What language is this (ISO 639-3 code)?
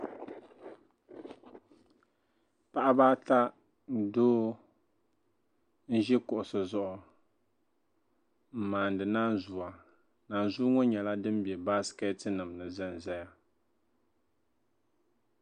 dag